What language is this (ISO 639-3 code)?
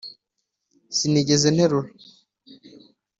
kin